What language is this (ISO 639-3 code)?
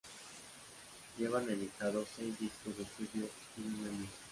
spa